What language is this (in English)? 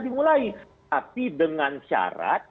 Indonesian